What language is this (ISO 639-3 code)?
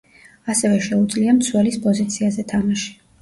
kat